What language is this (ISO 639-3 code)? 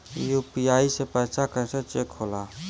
bho